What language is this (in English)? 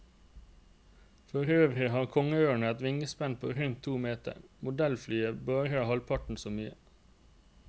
Norwegian